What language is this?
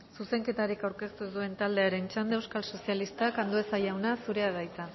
Basque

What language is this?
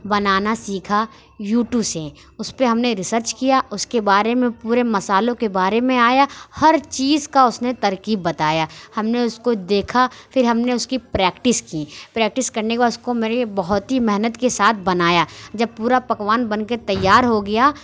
Urdu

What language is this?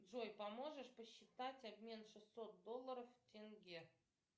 Russian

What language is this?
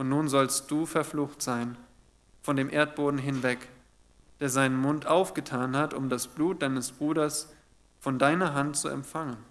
German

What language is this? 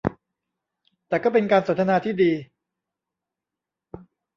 Thai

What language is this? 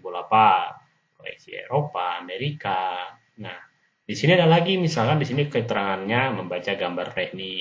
Indonesian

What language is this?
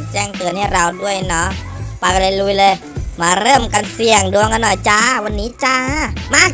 Thai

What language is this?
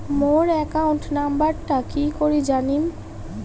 Bangla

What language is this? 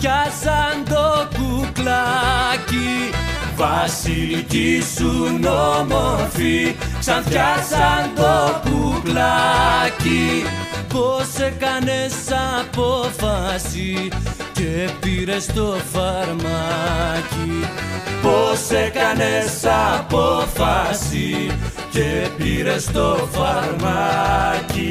Greek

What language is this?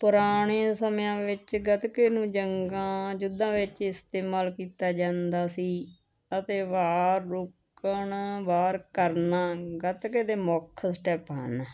Punjabi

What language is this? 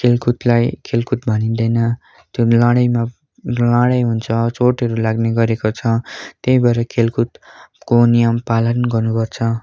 Nepali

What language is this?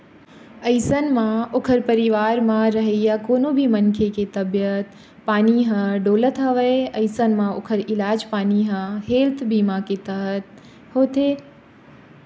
Chhattisgarhi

